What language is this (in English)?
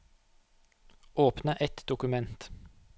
Norwegian